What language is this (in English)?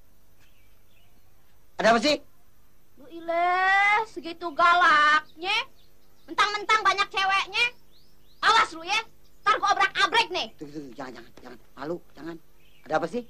Indonesian